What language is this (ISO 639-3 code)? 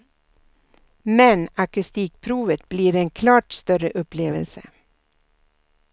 swe